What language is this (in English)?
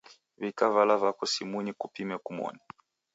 Taita